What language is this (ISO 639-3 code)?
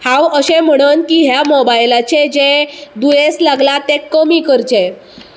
kok